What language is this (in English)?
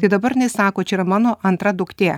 Lithuanian